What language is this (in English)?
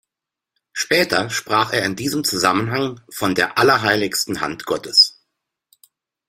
German